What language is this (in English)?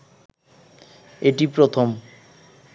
Bangla